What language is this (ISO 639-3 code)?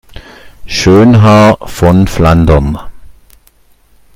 deu